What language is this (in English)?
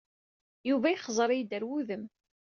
Kabyle